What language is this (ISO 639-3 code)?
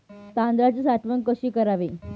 mar